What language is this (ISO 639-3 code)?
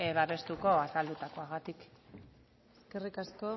eus